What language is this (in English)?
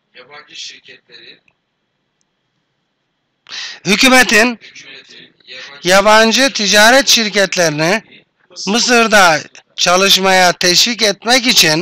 Turkish